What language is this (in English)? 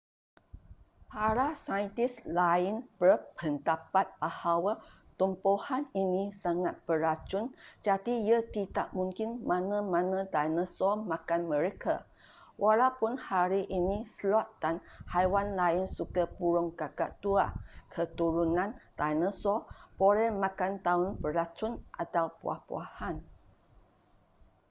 Malay